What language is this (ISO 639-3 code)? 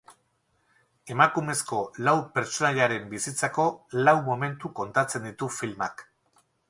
eus